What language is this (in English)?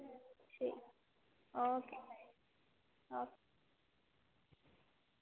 Dogri